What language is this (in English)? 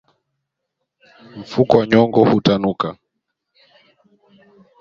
Swahili